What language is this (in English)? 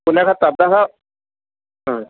Sanskrit